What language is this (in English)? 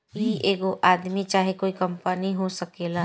Bhojpuri